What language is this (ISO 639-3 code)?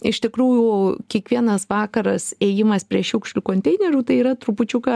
lit